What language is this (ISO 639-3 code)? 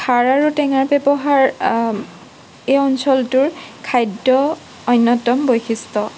asm